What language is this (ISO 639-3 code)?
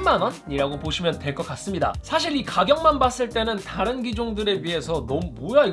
kor